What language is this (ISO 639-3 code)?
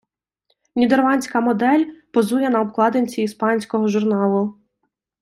ukr